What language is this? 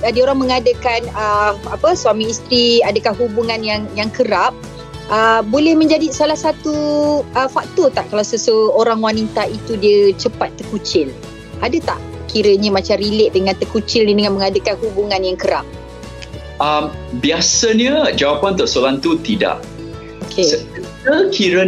Malay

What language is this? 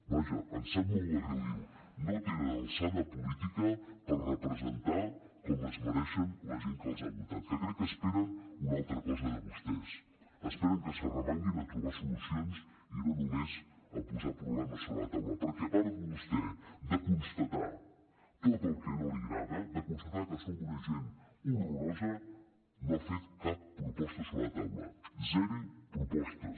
Catalan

